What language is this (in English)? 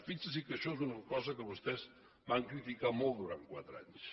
Catalan